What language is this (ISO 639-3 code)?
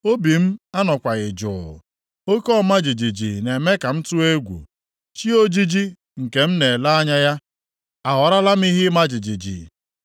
ibo